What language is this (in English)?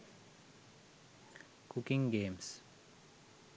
Sinhala